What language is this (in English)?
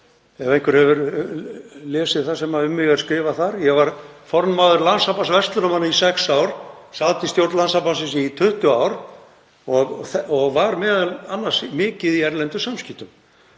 Icelandic